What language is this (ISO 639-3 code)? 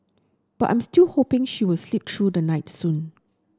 eng